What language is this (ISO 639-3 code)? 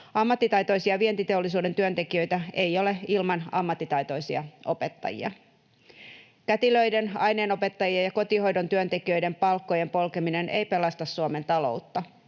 fin